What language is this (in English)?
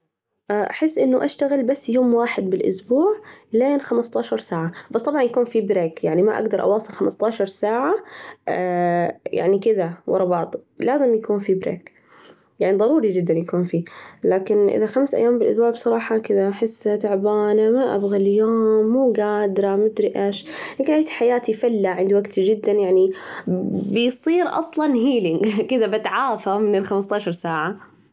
Najdi Arabic